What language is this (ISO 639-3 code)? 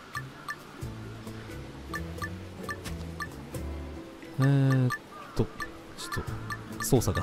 jpn